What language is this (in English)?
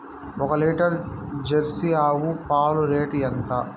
Telugu